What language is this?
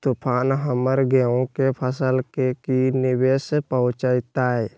Magahi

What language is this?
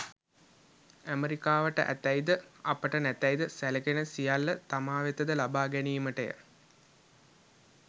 Sinhala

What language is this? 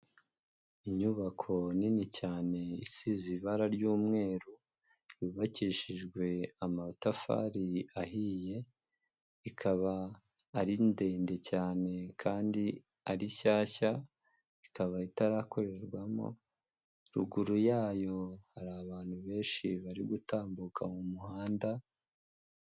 Kinyarwanda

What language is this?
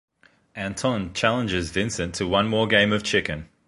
English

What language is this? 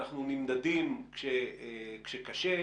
Hebrew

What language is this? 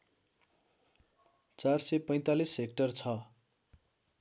Nepali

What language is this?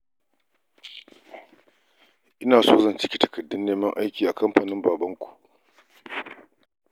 Hausa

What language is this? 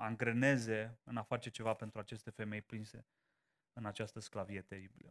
Romanian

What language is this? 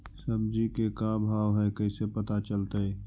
Magahi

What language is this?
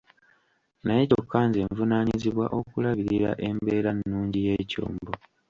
Ganda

